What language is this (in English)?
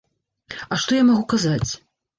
Belarusian